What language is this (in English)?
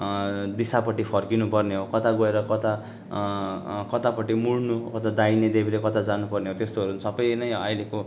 Nepali